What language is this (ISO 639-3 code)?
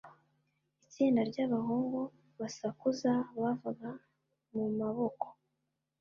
kin